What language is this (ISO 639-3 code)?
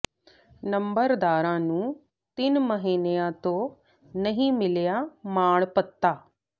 pan